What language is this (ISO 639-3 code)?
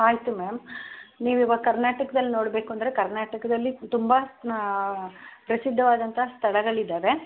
kan